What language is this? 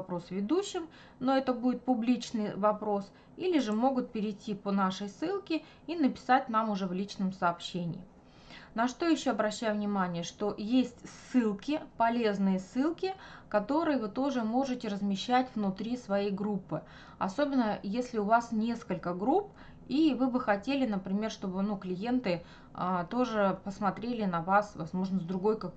Russian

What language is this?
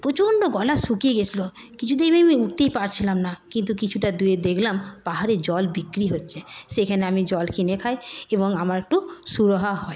Bangla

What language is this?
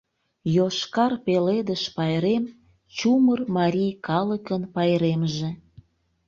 Mari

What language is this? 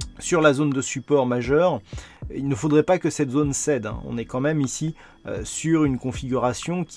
French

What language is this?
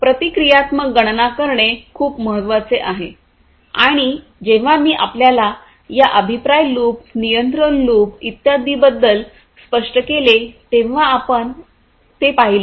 Marathi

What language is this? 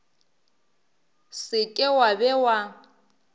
Northern Sotho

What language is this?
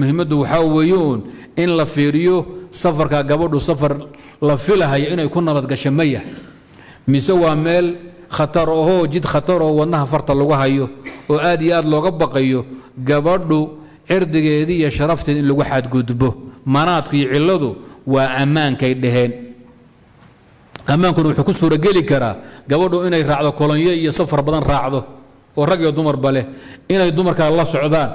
Arabic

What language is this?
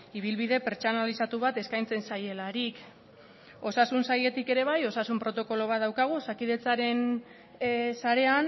Basque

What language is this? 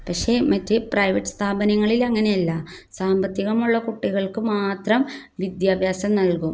Malayalam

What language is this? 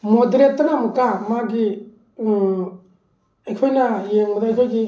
Manipuri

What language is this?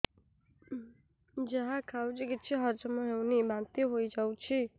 Odia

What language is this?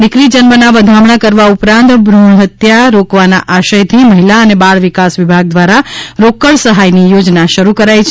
Gujarati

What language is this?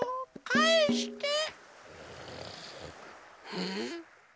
Japanese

